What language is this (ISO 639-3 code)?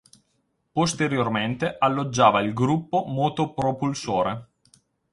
ita